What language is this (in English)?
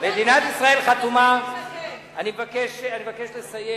Hebrew